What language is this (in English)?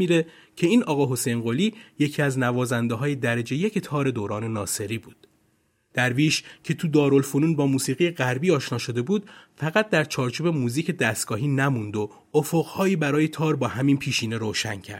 Persian